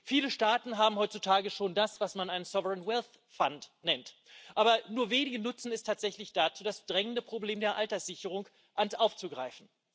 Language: German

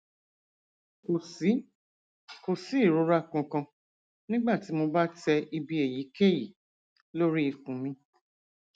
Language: Yoruba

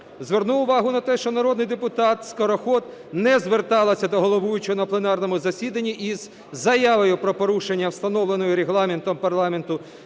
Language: Ukrainian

